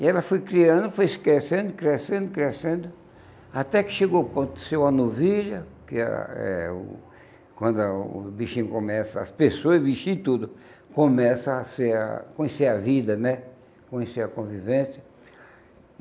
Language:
Portuguese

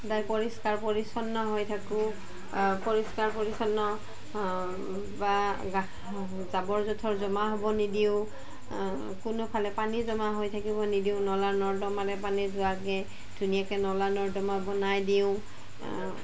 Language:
Assamese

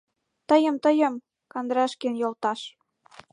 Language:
Mari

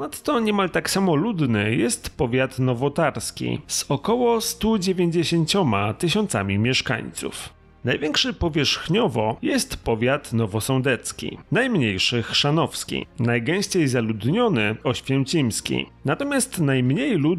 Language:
Polish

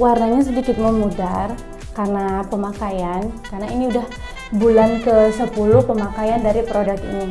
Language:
Indonesian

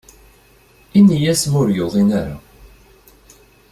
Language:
Kabyle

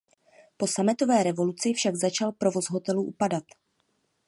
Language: Czech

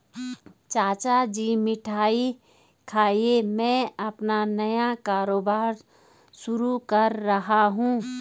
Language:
Hindi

